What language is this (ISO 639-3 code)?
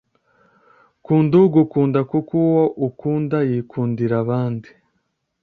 kin